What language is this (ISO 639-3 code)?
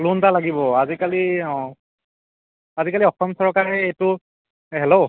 asm